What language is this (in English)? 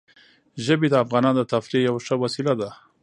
Pashto